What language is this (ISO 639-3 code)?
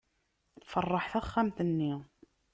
kab